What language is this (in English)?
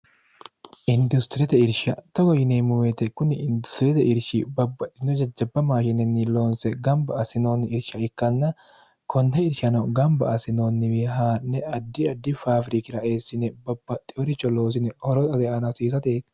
Sidamo